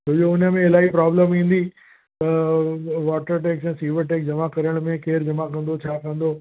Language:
Sindhi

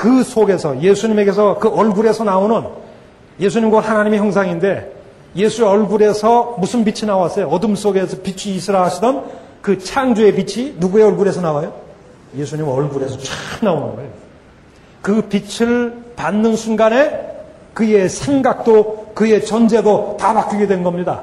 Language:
Korean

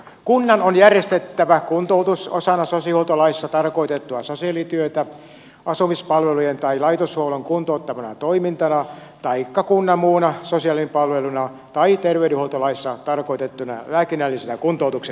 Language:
Finnish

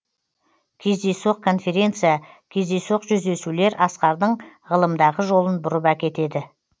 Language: Kazakh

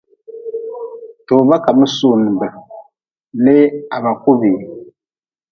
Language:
Nawdm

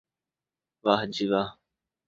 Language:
Urdu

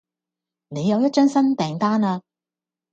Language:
Cantonese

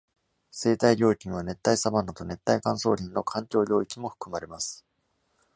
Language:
Japanese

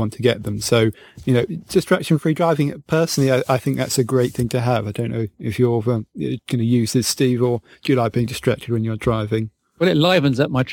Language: English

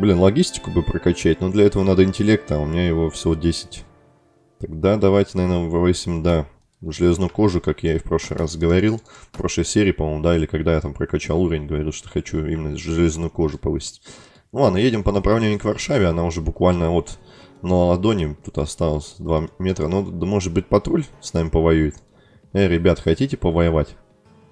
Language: Russian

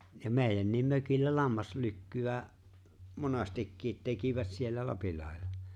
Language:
Finnish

